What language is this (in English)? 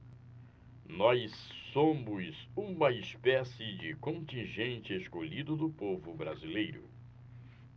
Portuguese